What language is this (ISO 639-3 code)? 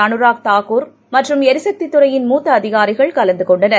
tam